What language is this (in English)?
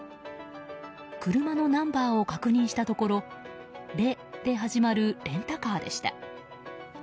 Japanese